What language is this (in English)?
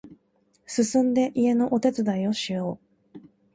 Japanese